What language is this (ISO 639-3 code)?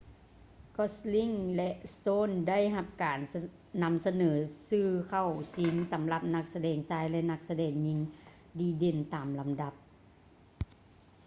lao